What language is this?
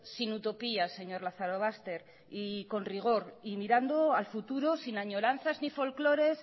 Spanish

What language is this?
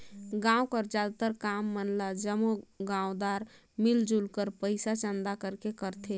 Chhattisgarhi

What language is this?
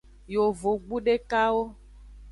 Aja (Benin)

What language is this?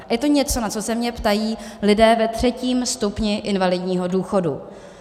Czech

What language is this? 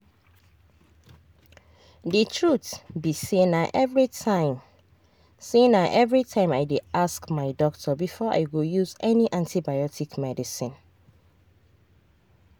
Nigerian Pidgin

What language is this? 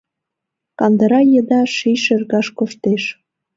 Mari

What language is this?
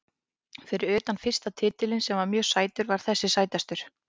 Icelandic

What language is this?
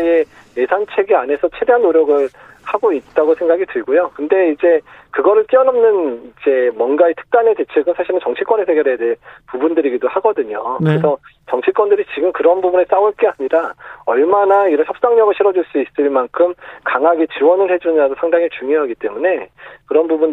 Korean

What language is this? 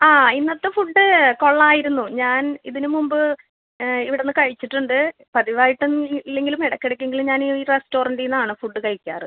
Malayalam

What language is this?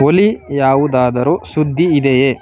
Kannada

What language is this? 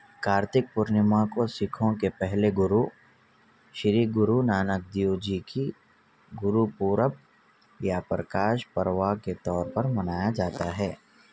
Urdu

